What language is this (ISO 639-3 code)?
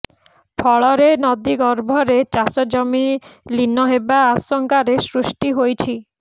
ori